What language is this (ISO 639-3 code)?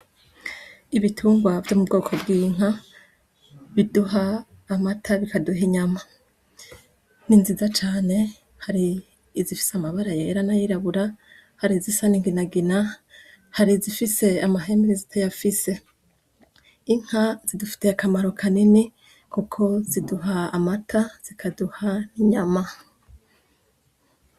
run